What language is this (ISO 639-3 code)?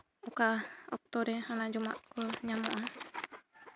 sat